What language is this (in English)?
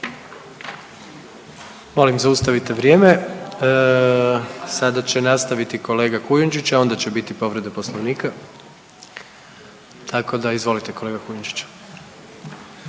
Croatian